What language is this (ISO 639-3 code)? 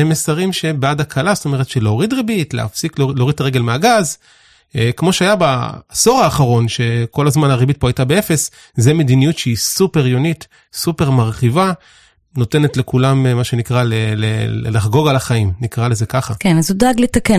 heb